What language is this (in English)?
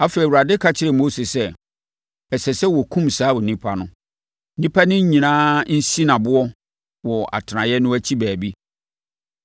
Akan